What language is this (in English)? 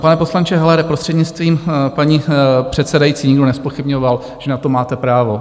Czech